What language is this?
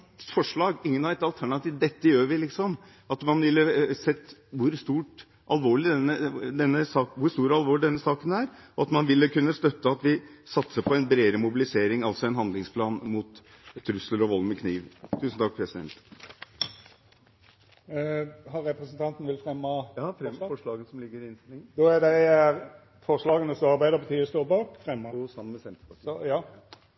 Norwegian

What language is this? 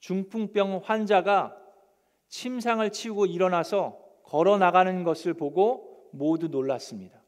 Korean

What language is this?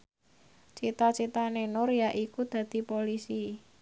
Javanese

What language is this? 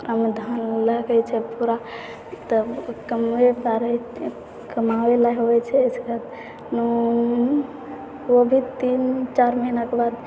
Maithili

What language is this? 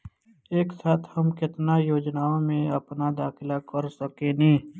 Bhojpuri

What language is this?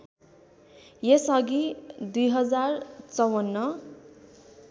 Nepali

